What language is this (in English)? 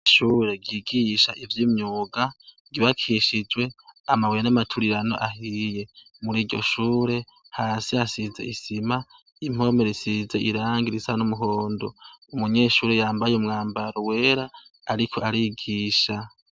Rundi